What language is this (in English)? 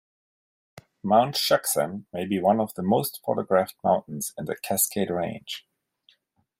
English